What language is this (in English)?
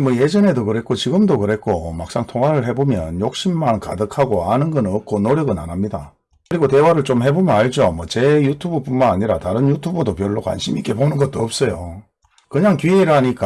Korean